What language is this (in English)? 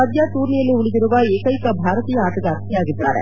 Kannada